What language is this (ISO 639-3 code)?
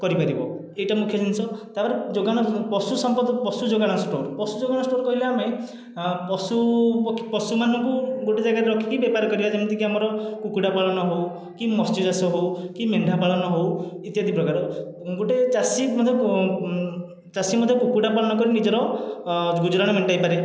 ori